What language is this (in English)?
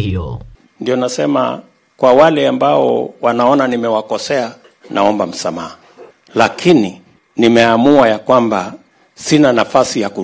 Swahili